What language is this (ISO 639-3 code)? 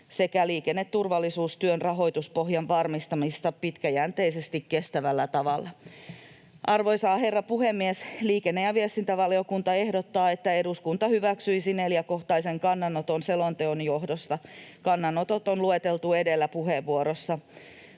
fin